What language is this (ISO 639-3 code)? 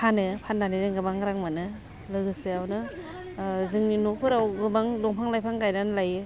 brx